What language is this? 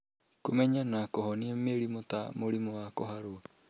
Kikuyu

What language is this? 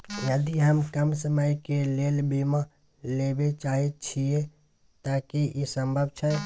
Maithili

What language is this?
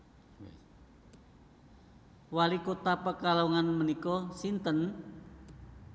Javanese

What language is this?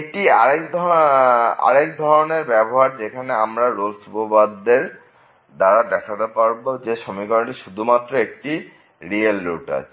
Bangla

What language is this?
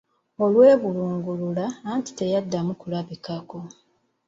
Ganda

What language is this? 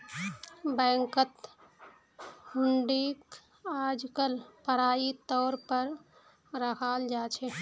Magahi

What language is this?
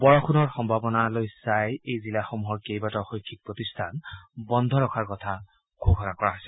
Assamese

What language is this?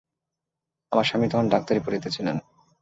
Bangla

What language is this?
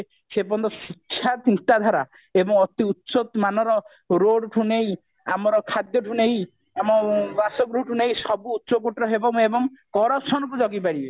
Odia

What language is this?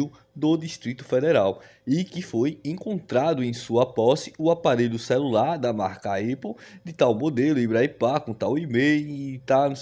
Portuguese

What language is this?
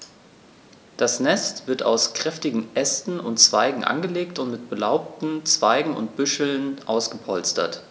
German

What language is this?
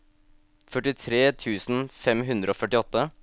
Norwegian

